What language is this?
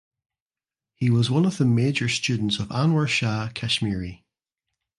English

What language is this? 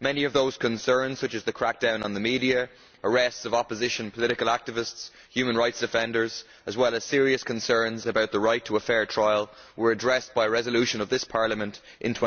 English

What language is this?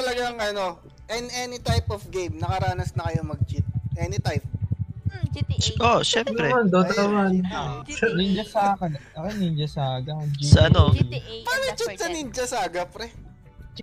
Filipino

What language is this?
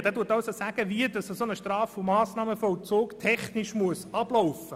Swiss German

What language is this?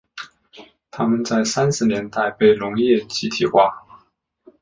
Chinese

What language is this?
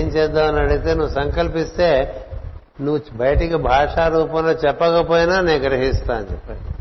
Telugu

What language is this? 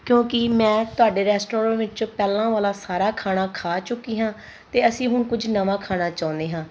Punjabi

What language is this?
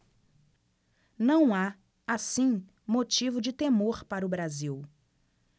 Portuguese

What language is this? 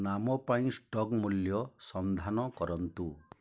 Odia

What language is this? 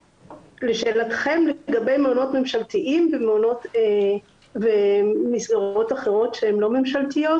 Hebrew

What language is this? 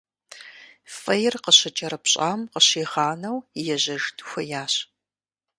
Kabardian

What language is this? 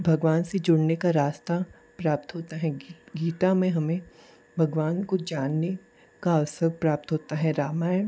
Hindi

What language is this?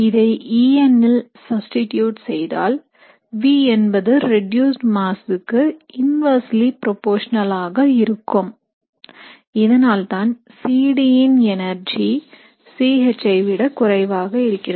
Tamil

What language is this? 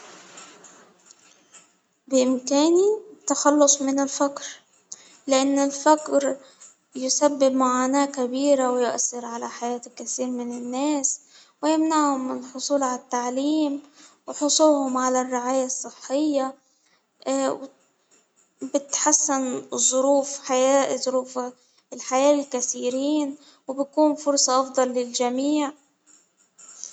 Hijazi Arabic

